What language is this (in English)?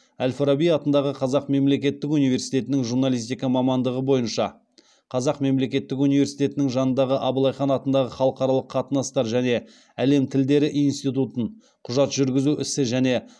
Kazakh